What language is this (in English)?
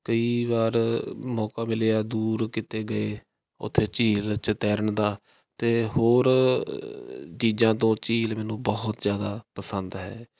Punjabi